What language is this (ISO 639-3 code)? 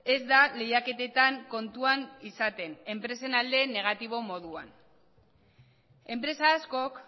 eus